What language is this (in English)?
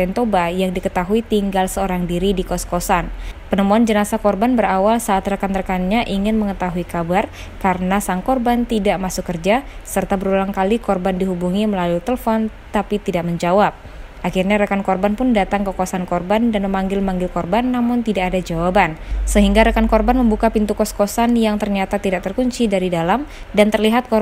Indonesian